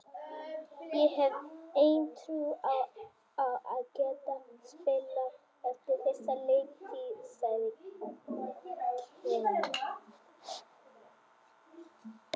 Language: Icelandic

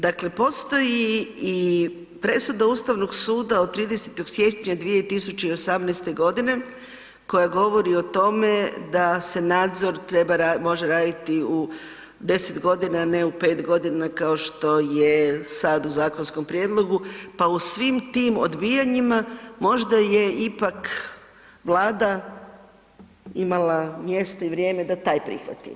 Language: Croatian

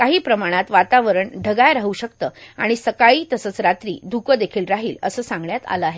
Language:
Marathi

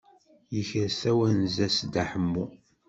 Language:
Kabyle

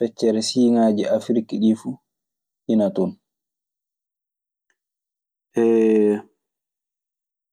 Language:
Maasina Fulfulde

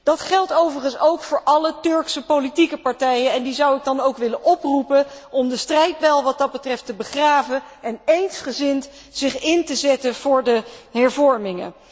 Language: Dutch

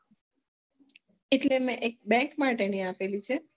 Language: Gujarati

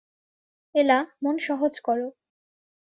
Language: Bangla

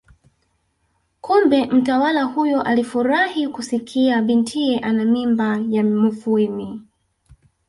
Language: Swahili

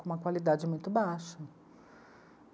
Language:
Portuguese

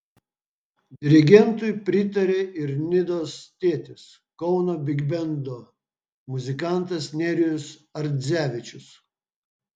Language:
Lithuanian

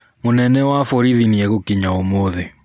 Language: Kikuyu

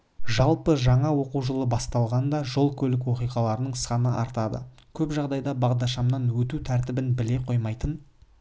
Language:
Kazakh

